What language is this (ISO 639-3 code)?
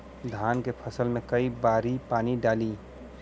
bho